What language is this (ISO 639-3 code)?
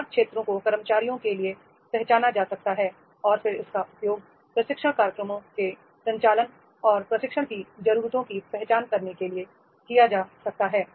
hin